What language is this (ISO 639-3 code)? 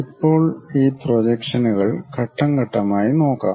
mal